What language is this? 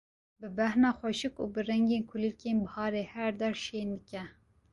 Kurdish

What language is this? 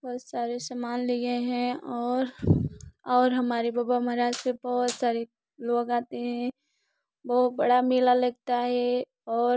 Hindi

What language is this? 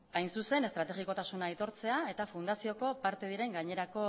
Basque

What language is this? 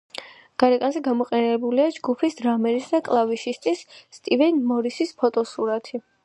Georgian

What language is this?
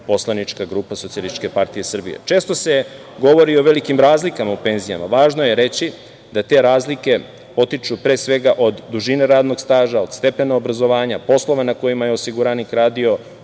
Serbian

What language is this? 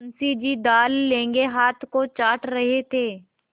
Hindi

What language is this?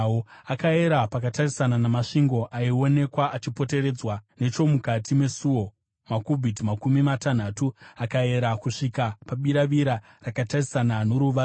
Shona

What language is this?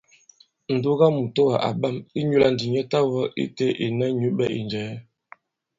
Bankon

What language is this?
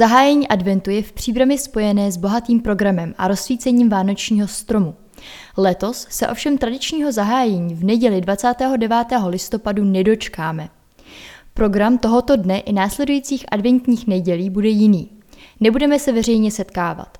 Czech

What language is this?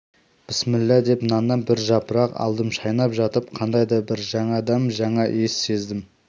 Kazakh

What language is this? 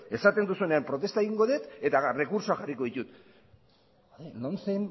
Basque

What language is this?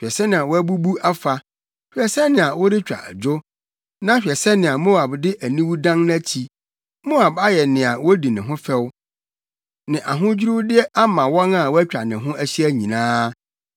Akan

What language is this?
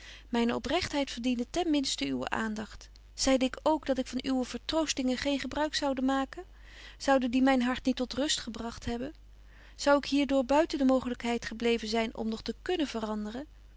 Dutch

